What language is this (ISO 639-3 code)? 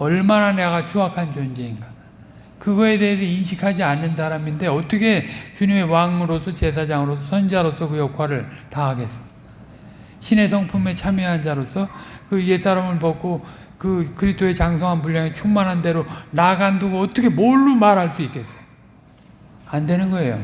kor